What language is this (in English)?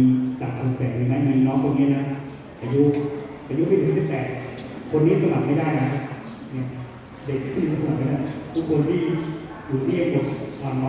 Thai